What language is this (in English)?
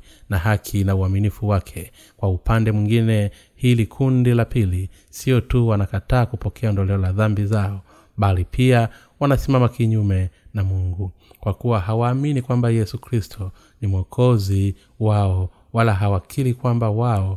Swahili